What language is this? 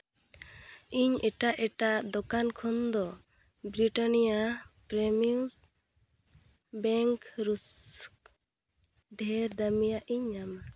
Santali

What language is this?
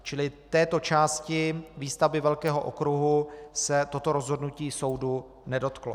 Czech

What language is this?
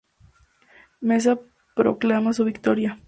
Spanish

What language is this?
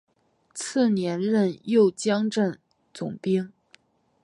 Chinese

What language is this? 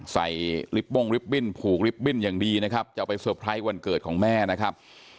Thai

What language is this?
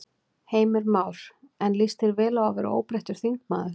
Icelandic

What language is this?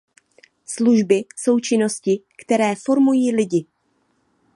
Czech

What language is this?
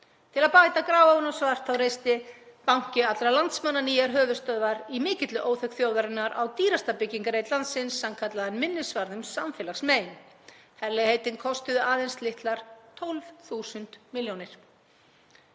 Icelandic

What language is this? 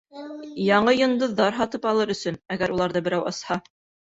Bashkir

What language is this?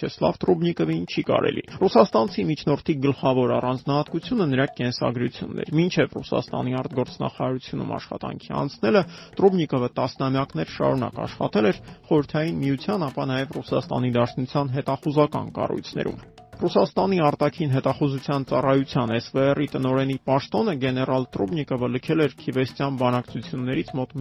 Turkish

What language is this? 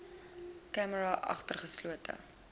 Afrikaans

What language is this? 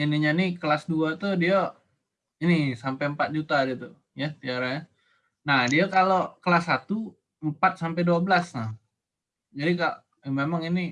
Indonesian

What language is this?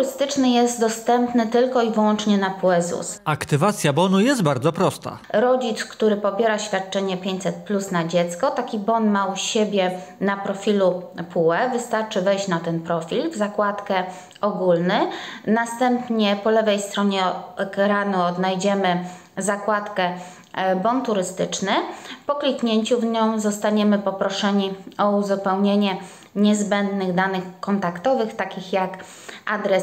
Polish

